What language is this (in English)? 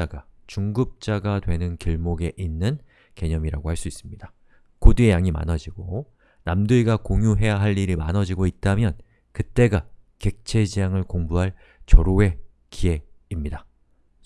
Korean